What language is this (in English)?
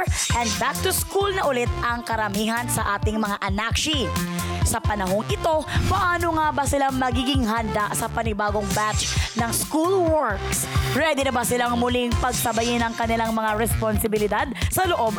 Filipino